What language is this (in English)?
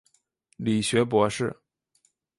Chinese